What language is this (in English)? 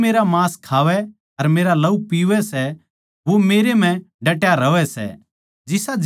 Haryanvi